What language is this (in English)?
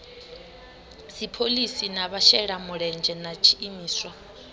Venda